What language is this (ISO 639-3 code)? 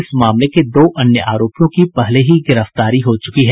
hin